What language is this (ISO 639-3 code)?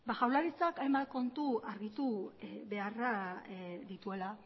eus